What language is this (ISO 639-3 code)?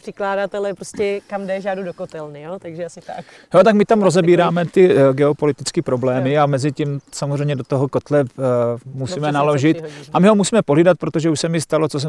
ces